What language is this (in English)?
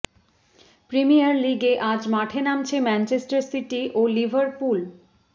Bangla